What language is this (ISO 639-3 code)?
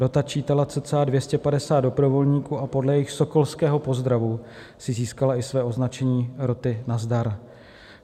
ces